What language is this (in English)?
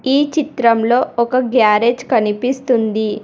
Telugu